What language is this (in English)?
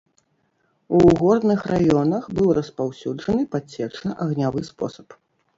Belarusian